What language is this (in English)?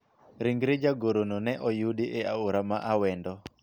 Luo (Kenya and Tanzania)